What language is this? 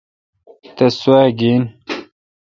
Kalkoti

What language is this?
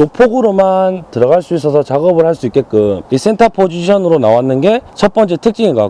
Korean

